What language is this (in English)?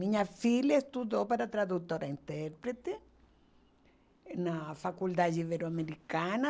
Portuguese